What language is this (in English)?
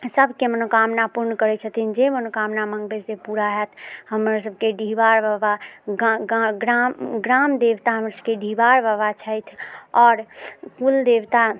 Maithili